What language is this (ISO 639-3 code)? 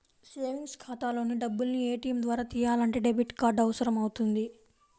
tel